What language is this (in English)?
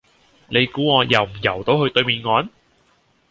Cantonese